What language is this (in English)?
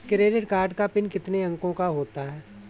Hindi